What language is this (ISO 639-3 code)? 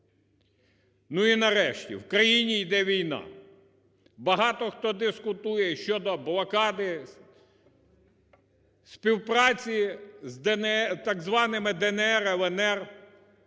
ukr